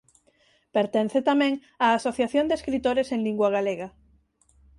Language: Galician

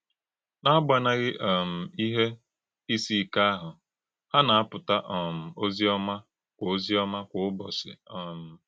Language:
Igbo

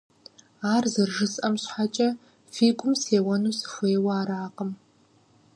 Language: Kabardian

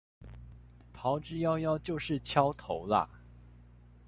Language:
Chinese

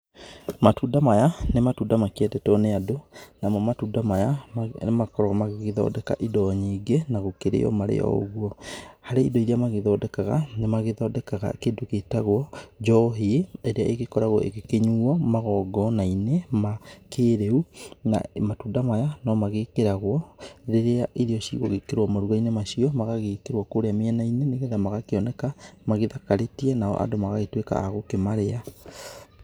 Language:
Kikuyu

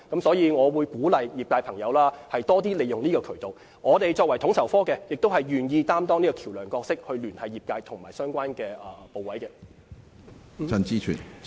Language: Cantonese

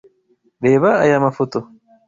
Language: Kinyarwanda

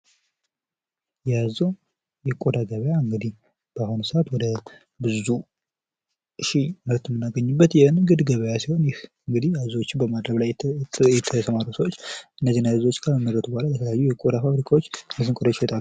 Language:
Amharic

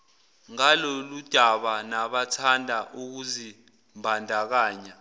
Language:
Zulu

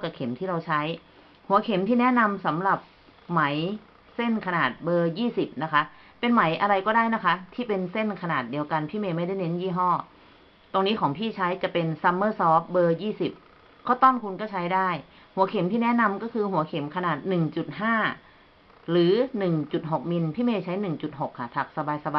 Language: Thai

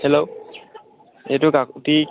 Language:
Assamese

